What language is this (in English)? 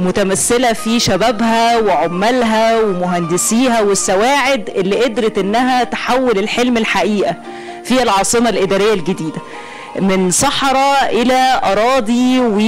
Arabic